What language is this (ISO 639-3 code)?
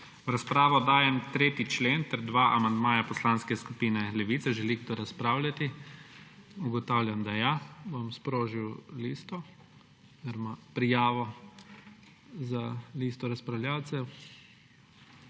slv